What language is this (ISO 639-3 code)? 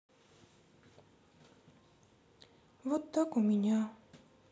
rus